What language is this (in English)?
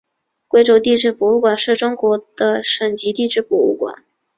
Chinese